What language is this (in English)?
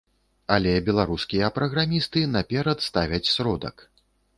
Belarusian